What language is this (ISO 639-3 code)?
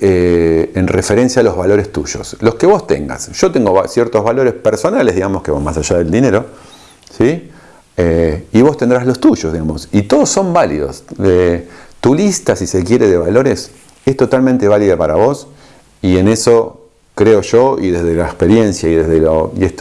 spa